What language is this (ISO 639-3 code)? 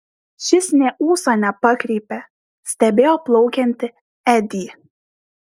lit